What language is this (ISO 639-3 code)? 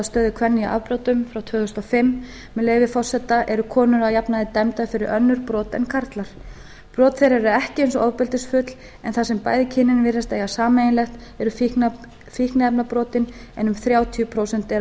isl